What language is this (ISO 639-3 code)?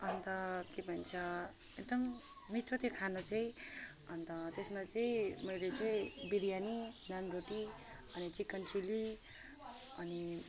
nep